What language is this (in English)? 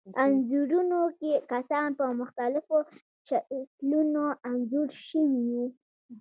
Pashto